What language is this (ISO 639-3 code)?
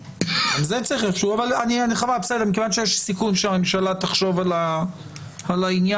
heb